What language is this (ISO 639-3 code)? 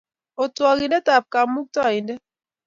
kln